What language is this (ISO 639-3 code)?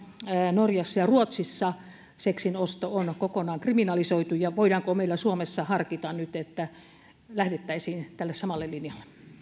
fin